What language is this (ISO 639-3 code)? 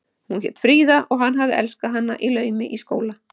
isl